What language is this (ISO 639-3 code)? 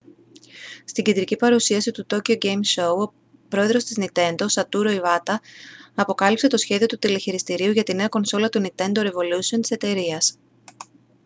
ell